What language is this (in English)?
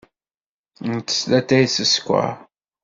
Kabyle